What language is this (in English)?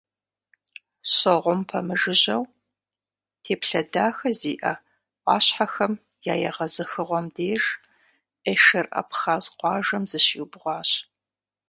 Kabardian